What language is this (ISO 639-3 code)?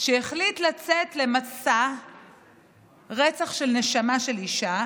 heb